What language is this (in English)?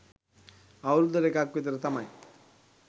Sinhala